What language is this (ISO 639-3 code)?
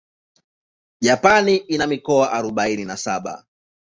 swa